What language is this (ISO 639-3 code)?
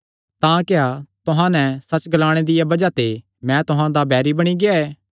xnr